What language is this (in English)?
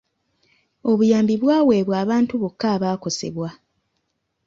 Ganda